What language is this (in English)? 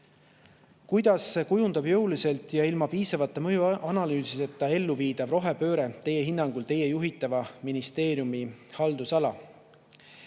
Estonian